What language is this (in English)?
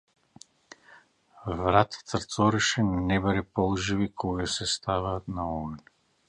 Macedonian